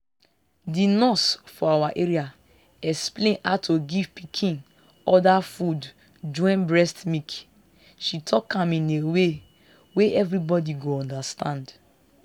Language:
Nigerian Pidgin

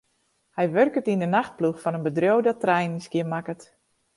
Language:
Western Frisian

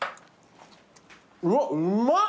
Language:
Japanese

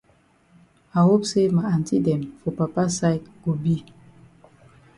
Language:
Cameroon Pidgin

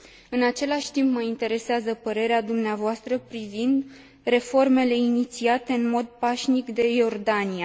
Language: Romanian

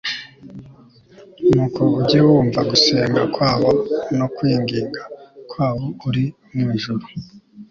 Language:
Kinyarwanda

